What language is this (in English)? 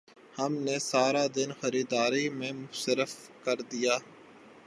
Urdu